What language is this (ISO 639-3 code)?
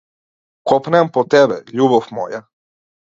mkd